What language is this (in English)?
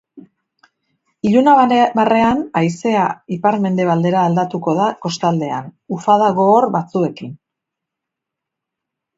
Basque